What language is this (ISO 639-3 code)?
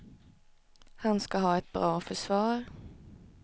swe